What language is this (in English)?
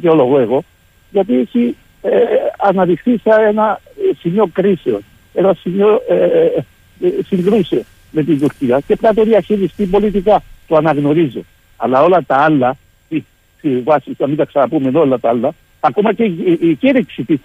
Greek